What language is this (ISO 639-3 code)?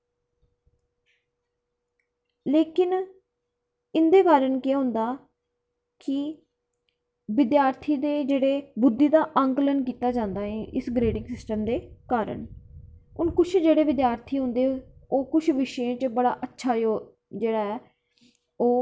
doi